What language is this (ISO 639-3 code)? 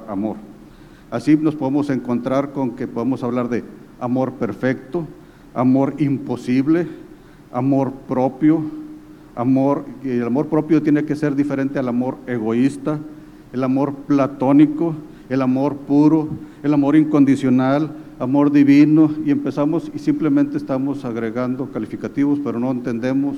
spa